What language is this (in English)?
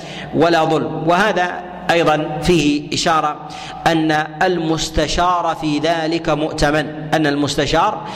Arabic